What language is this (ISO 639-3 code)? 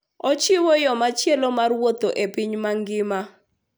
luo